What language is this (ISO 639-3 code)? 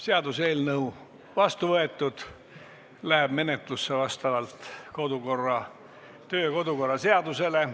est